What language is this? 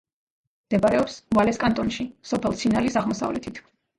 Georgian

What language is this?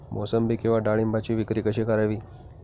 Marathi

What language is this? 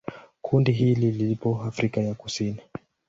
Swahili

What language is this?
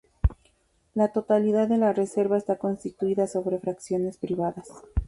Spanish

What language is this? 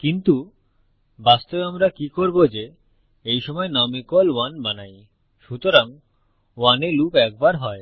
Bangla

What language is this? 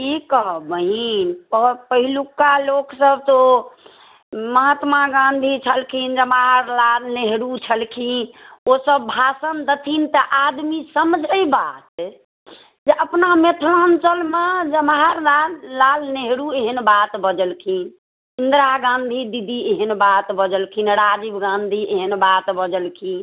Maithili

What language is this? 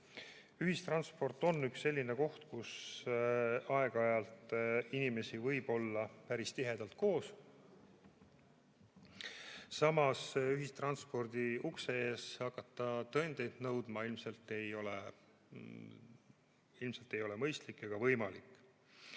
Estonian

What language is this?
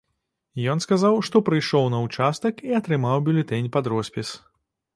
Belarusian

